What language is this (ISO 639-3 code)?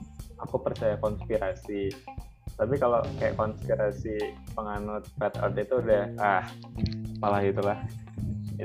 ind